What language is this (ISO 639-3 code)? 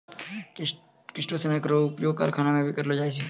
mai